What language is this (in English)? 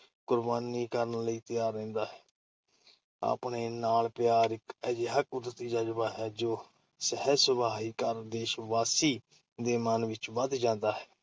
Punjabi